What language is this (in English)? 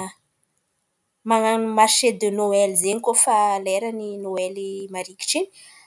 Antankarana Malagasy